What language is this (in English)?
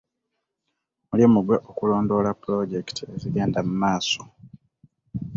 Ganda